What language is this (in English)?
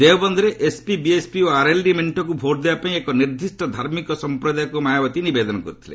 Odia